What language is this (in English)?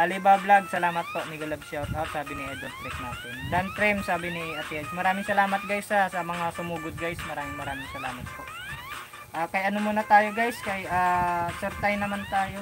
Filipino